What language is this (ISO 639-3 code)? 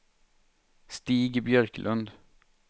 swe